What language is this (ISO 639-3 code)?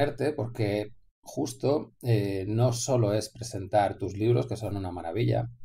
spa